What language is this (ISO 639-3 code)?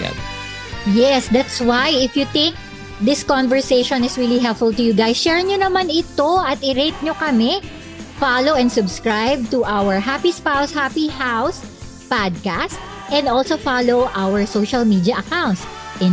fil